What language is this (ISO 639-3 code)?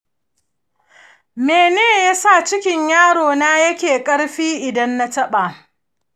hau